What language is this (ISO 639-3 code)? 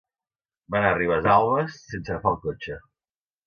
cat